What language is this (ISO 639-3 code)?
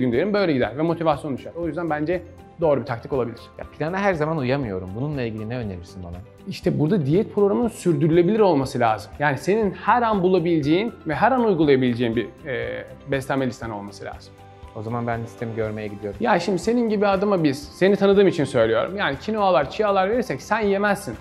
tur